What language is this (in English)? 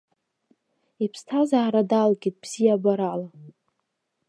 Abkhazian